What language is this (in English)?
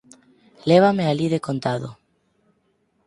Galician